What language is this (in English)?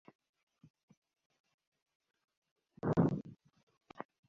Swahili